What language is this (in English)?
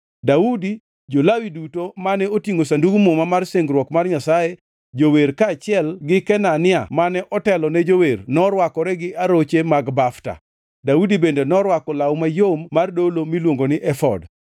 Luo (Kenya and Tanzania)